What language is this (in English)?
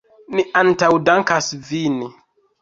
Esperanto